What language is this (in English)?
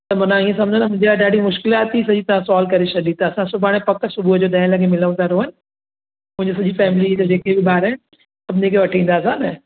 Sindhi